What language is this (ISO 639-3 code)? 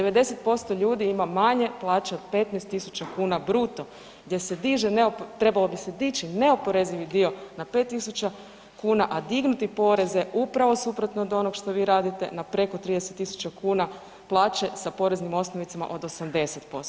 hrv